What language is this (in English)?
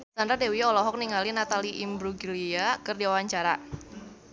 Sundanese